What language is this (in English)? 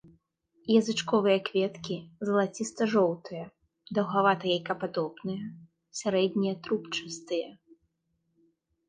Belarusian